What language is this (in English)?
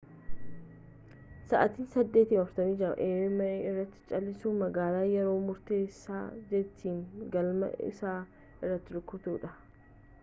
Oromo